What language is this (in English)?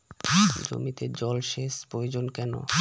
Bangla